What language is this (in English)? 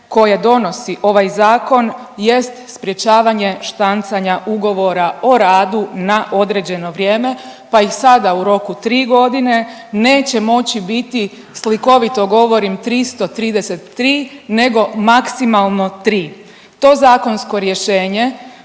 Croatian